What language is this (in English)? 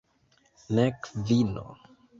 Esperanto